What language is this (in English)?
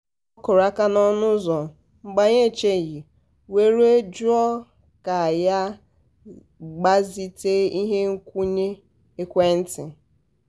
Igbo